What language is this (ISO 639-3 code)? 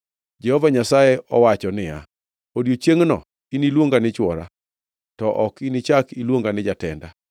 luo